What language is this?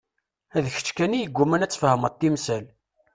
Kabyle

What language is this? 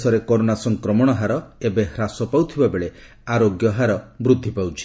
Odia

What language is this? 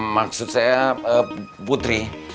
Indonesian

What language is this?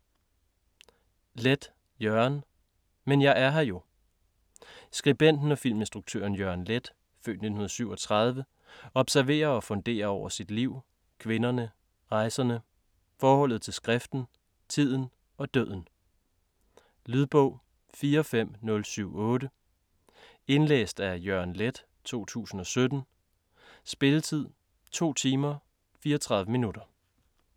Danish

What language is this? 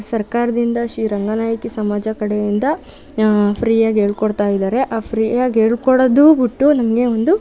Kannada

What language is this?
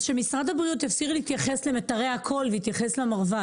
Hebrew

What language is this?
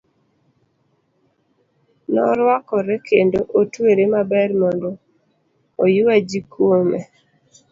Luo (Kenya and Tanzania)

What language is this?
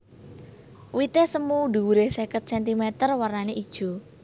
Javanese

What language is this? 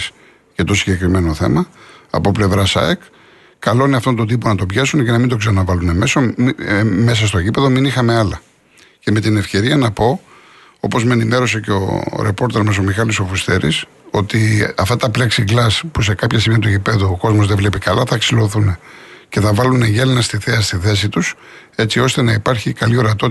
Greek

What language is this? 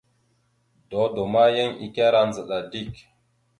Mada (Cameroon)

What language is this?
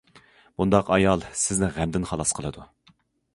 Uyghur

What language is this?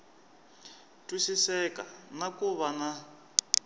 Tsonga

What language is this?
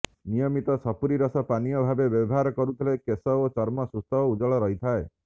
Odia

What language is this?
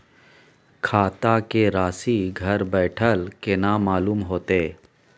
Maithili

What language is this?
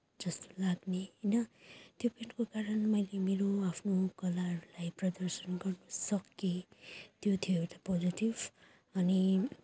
Nepali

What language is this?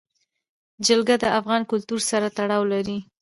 Pashto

